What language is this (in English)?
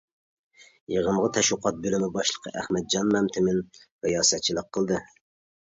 Uyghur